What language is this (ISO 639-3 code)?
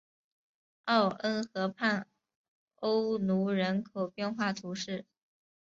zho